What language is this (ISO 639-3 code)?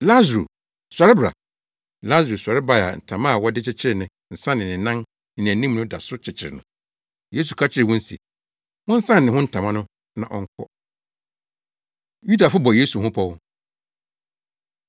aka